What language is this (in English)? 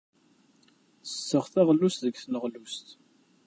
Kabyle